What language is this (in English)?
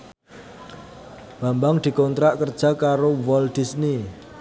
Javanese